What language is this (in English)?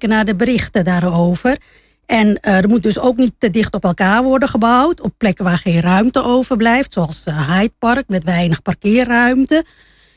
Dutch